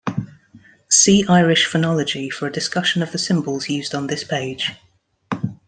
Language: English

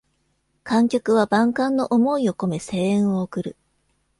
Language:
Japanese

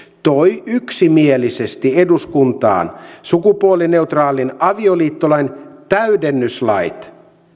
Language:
Finnish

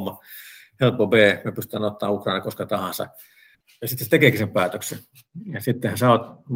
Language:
Finnish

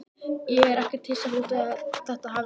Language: Icelandic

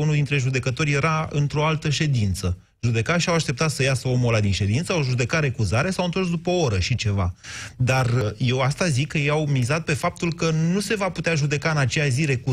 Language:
Romanian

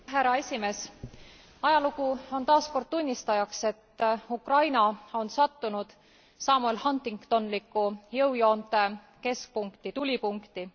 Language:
Estonian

